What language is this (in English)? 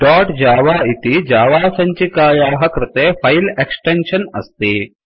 Sanskrit